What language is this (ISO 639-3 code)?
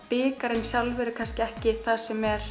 isl